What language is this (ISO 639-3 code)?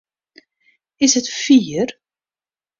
fry